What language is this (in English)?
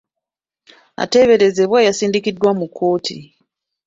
Ganda